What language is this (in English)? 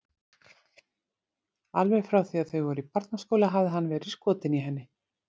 Icelandic